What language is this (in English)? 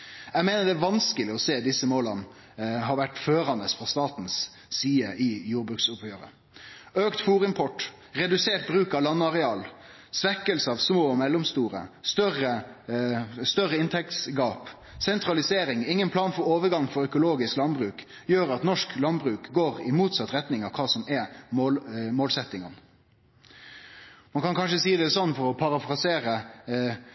Norwegian Nynorsk